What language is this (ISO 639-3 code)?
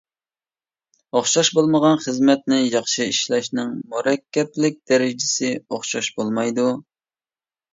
uig